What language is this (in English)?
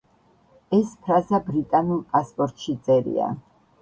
Georgian